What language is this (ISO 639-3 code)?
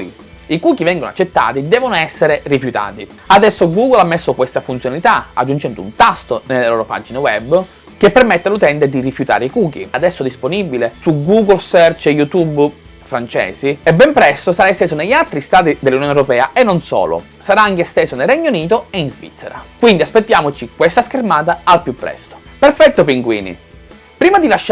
ita